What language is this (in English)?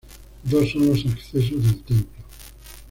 Spanish